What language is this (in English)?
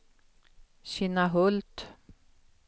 Swedish